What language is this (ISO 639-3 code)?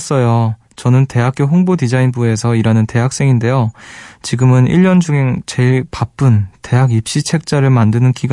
kor